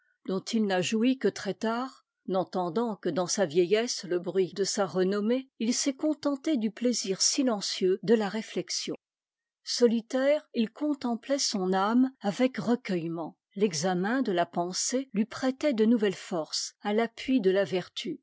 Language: French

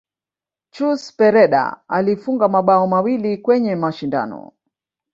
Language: Swahili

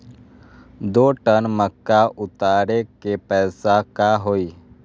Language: Magahi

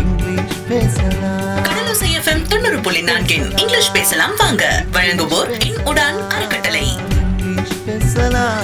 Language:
Tamil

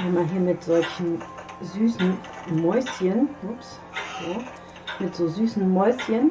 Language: German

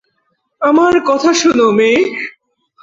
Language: Bangla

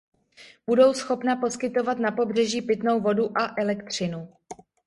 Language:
Czech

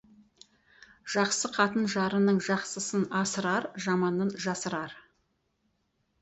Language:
Kazakh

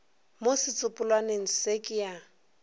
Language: Northern Sotho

